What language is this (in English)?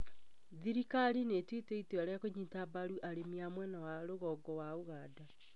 Kikuyu